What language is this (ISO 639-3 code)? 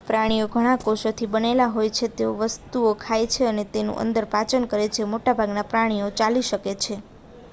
guj